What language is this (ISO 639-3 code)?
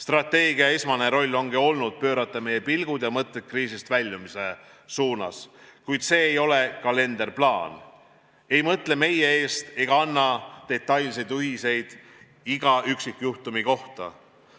est